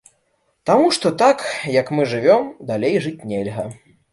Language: Belarusian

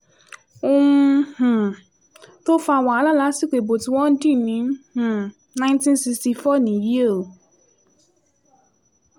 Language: Yoruba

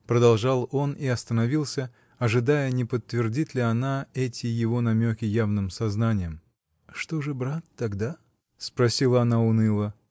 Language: Russian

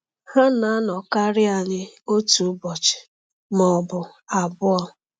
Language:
Igbo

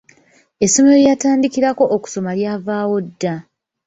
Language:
Ganda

